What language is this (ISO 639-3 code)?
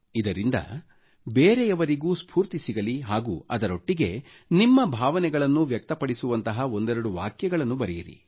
kan